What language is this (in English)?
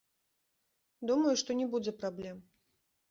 Belarusian